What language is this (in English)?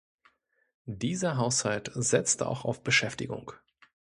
German